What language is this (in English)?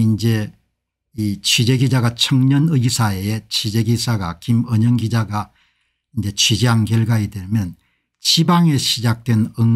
Korean